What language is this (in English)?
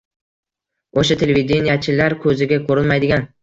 Uzbek